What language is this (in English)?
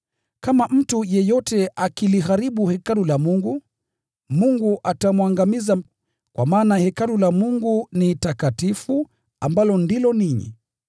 Swahili